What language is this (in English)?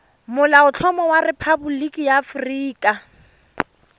Tswana